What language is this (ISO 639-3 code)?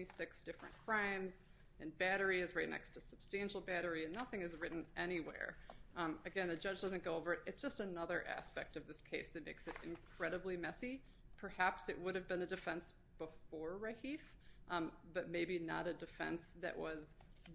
eng